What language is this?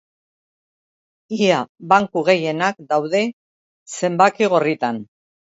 Basque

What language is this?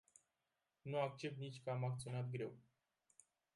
Romanian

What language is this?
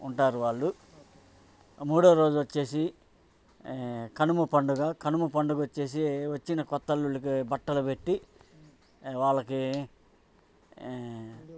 Telugu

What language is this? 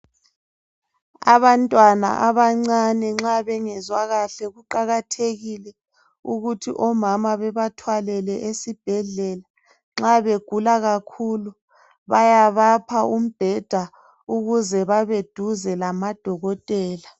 North Ndebele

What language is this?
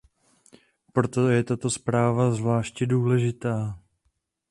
Czech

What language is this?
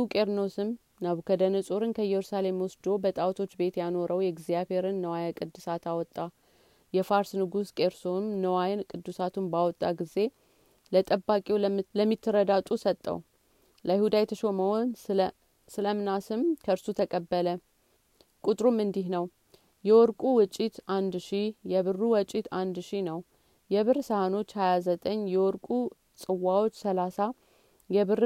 Amharic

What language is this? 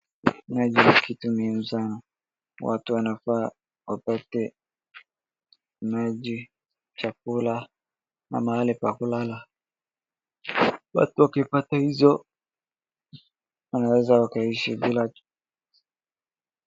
Swahili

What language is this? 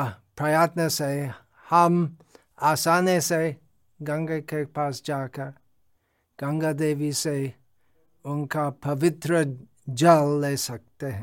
Hindi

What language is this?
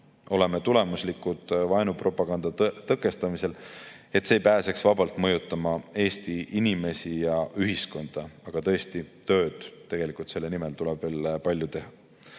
Estonian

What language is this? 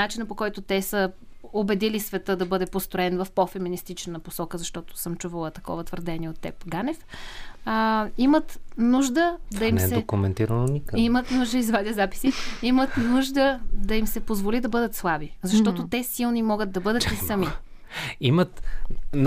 Bulgarian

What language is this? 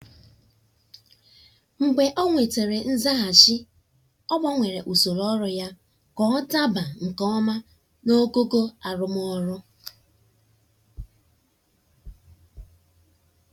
Igbo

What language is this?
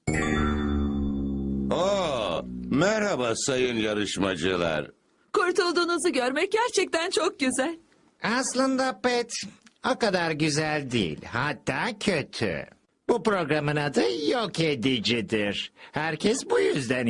Turkish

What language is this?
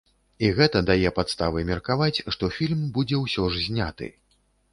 Belarusian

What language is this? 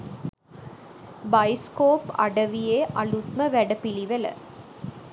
Sinhala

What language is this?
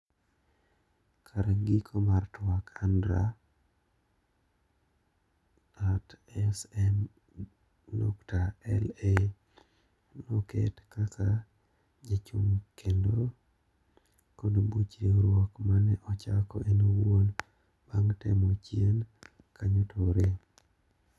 Luo (Kenya and Tanzania)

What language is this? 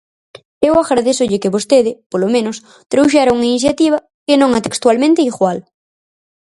Galician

